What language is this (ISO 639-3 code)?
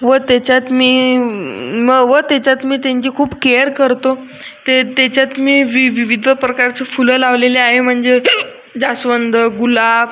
mar